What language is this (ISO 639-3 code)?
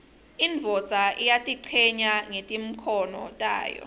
ssw